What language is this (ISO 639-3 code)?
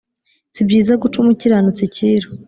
kin